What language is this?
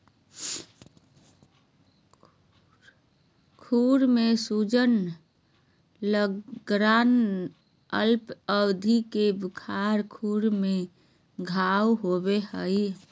Magahi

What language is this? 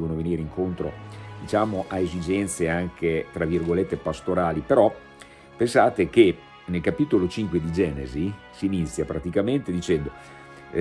Italian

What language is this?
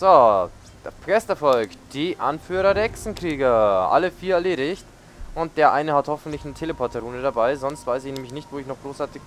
German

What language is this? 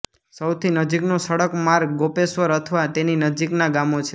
Gujarati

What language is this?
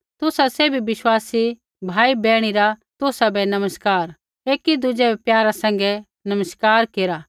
Kullu Pahari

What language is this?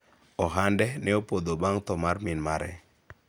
Luo (Kenya and Tanzania)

